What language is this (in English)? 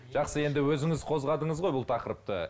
Kazakh